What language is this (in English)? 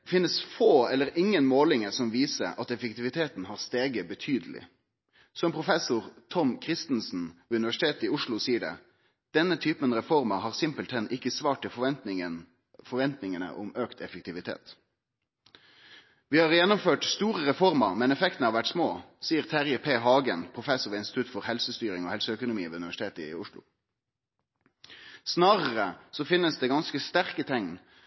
Norwegian Nynorsk